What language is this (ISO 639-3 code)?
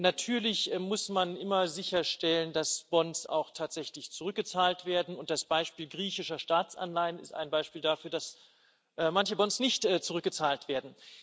deu